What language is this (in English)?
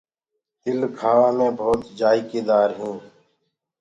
Gurgula